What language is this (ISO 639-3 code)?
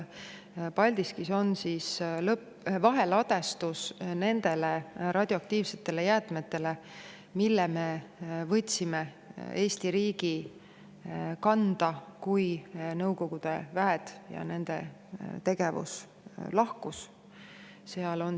est